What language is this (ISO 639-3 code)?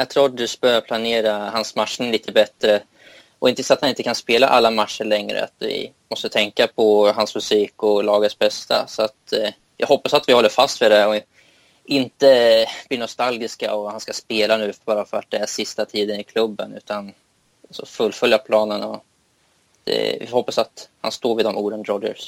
swe